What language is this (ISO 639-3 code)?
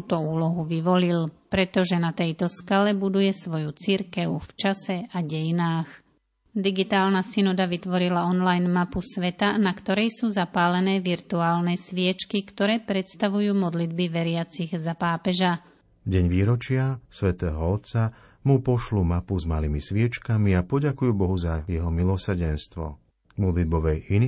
slk